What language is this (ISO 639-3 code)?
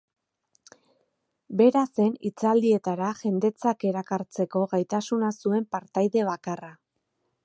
eus